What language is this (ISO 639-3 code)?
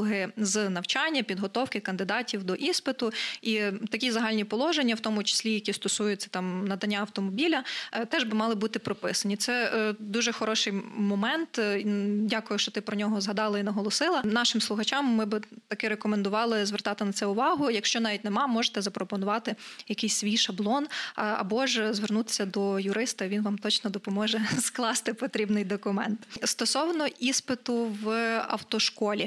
ukr